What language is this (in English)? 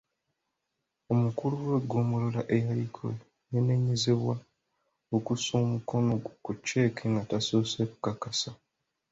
Ganda